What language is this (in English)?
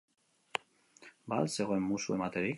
Basque